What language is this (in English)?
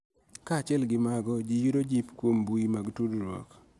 Luo (Kenya and Tanzania)